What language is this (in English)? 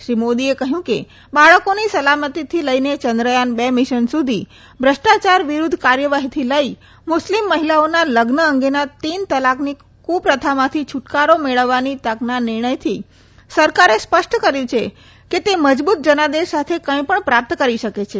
Gujarati